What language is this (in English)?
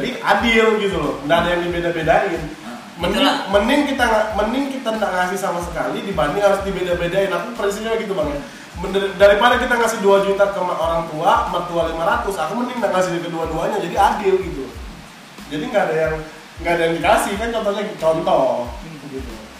Indonesian